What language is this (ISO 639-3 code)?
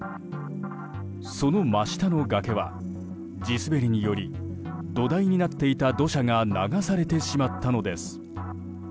jpn